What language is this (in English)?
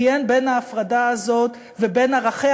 Hebrew